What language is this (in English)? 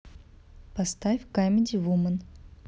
Russian